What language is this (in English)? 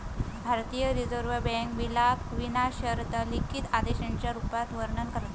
Marathi